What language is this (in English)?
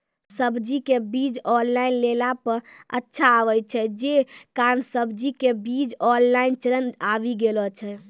Maithili